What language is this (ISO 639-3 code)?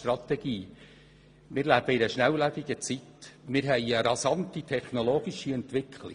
gsw